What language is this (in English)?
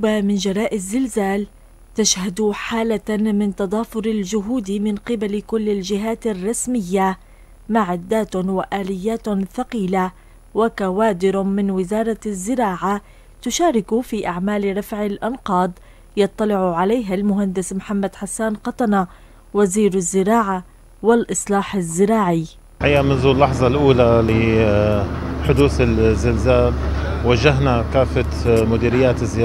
Arabic